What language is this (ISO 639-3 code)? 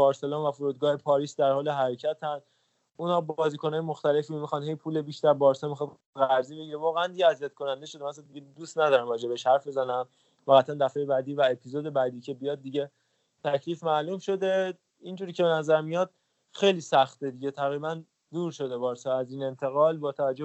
fas